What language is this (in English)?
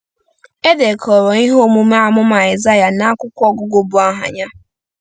Igbo